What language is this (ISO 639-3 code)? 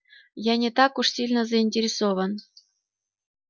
rus